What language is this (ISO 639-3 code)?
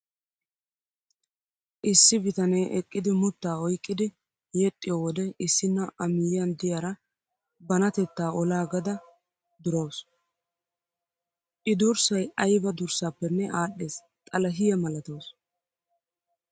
wal